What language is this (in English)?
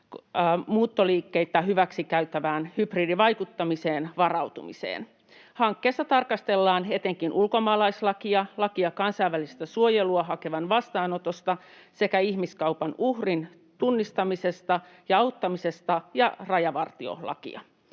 Finnish